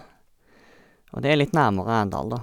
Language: Norwegian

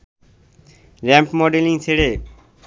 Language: Bangla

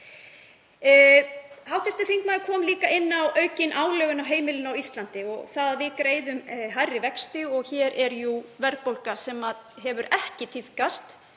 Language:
Icelandic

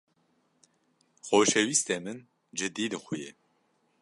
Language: Kurdish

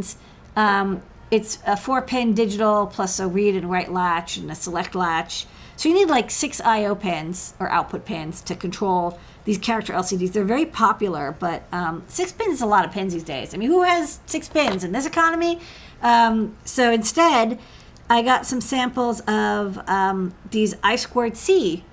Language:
English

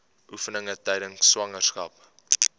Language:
Afrikaans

